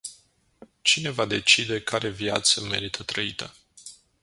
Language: Romanian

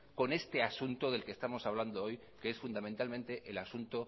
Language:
Spanish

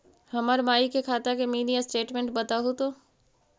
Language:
Magahi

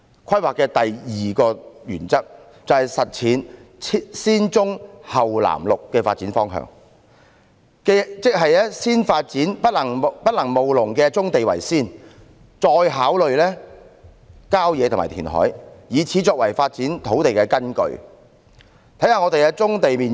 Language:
Cantonese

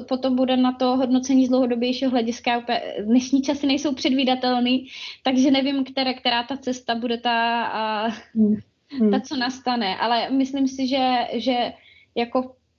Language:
Czech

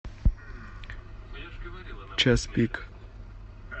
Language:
Russian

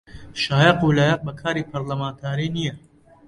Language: Central Kurdish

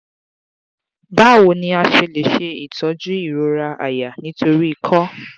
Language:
Yoruba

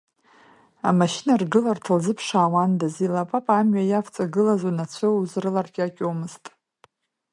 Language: Abkhazian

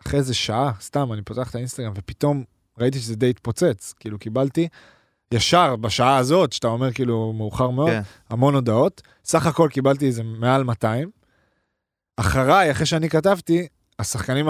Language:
Hebrew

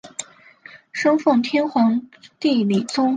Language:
Chinese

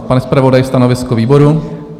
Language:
Czech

